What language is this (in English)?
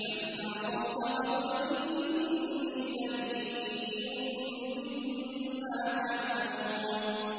Arabic